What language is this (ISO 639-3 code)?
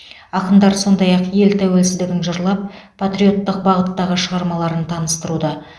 kaz